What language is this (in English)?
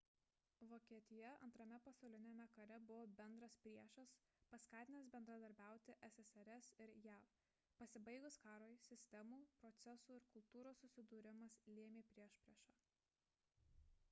Lithuanian